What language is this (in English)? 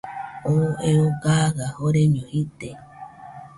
Nüpode Huitoto